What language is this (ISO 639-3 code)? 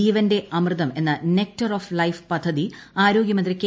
mal